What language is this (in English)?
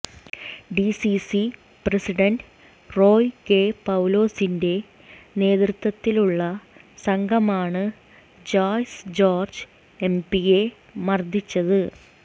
Malayalam